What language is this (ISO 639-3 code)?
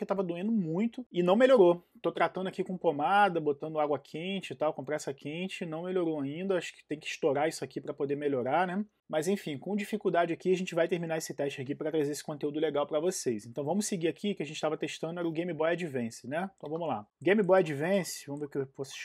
por